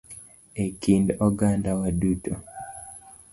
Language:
Luo (Kenya and Tanzania)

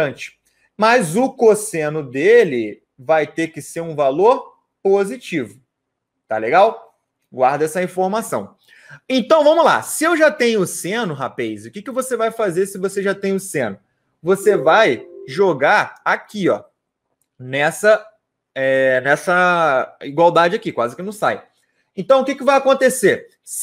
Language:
Portuguese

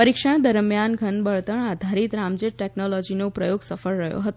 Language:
Gujarati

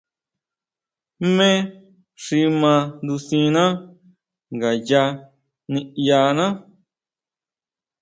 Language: Huautla Mazatec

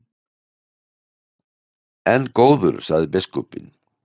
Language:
Icelandic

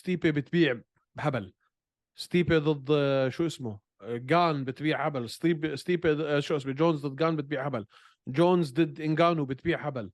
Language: Arabic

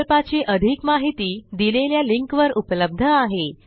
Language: Marathi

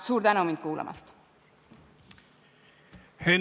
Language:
Estonian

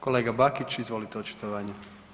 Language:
Croatian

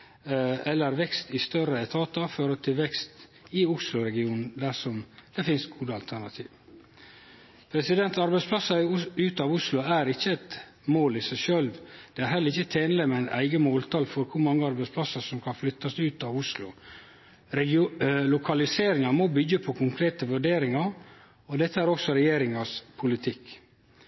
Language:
Norwegian Nynorsk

